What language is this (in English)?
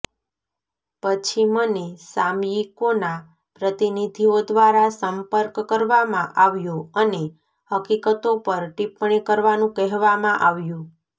Gujarati